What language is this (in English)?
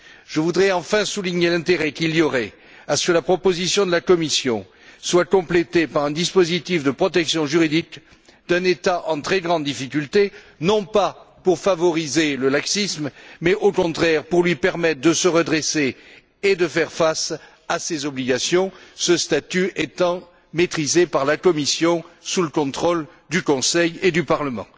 French